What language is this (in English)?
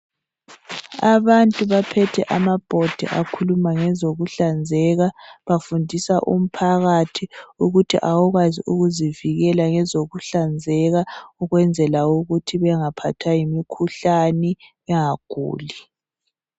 North Ndebele